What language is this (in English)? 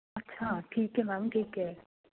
Punjabi